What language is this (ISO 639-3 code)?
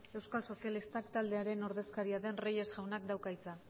eus